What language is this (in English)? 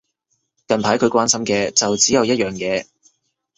Cantonese